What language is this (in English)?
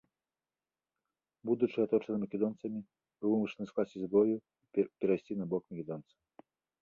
Belarusian